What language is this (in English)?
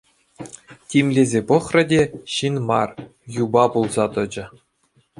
Chuvash